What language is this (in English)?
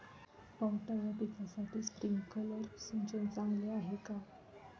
Marathi